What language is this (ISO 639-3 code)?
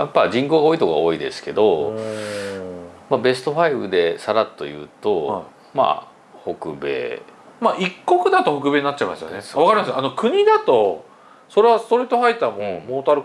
jpn